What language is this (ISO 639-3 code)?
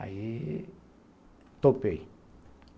por